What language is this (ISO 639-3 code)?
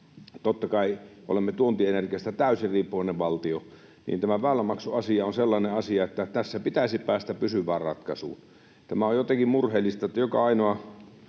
fin